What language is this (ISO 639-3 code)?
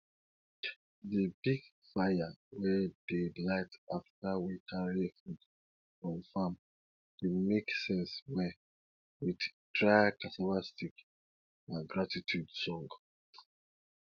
pcm